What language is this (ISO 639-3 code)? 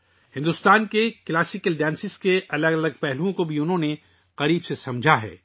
urd